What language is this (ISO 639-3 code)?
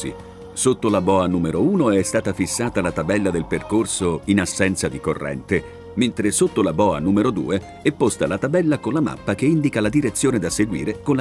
ita